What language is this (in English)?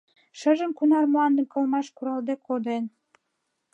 Mari